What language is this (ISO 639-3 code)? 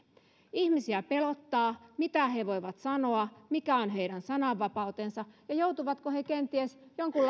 fin